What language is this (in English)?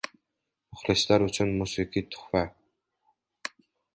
Uzbek